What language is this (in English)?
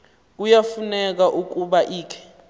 Xhosa